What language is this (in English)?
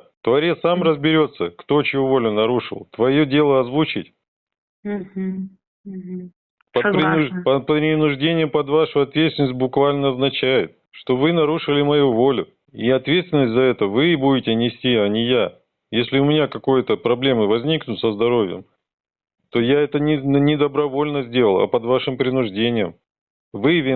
Russian